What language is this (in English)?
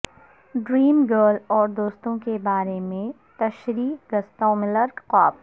Urdu